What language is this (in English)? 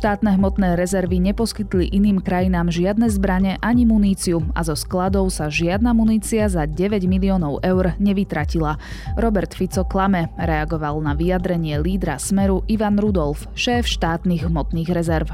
Slovak